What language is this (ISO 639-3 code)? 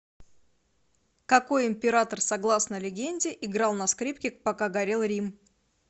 rus